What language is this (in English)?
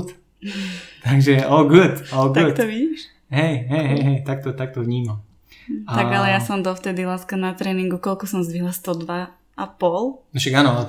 Slovak